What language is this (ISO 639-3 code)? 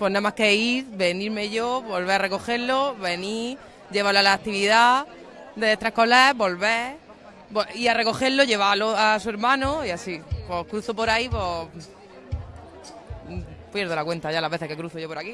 spa